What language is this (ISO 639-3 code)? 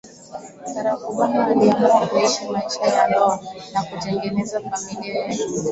swa